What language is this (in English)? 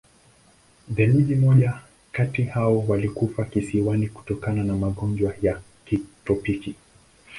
Swahili